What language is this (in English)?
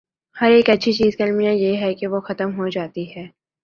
Urdu